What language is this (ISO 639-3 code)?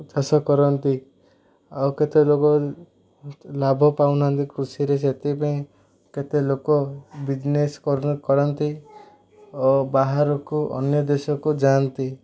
ori